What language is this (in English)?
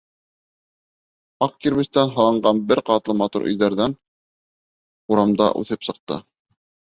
Bashkir